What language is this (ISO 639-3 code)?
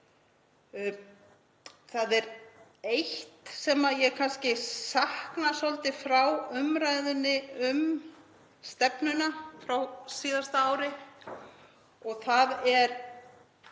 isl